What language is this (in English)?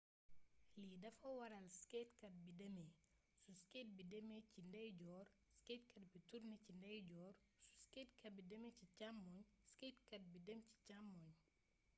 Wolof